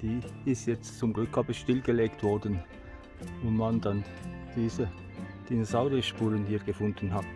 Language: German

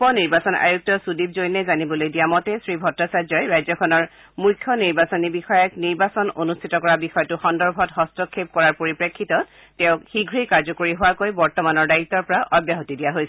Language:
Assamese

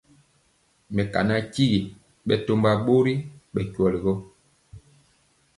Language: Mpiemo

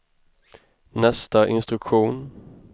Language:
Swedish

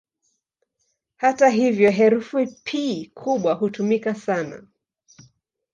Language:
Swahili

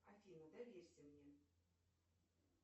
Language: Russian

